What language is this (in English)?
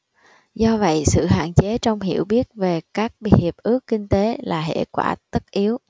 Vietnamese